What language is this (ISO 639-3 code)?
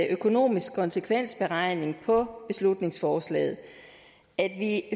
dan